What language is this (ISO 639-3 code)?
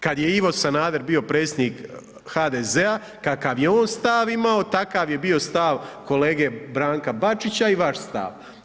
hrv